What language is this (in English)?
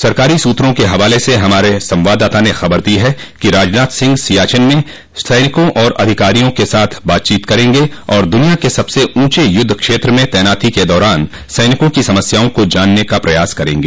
Hindi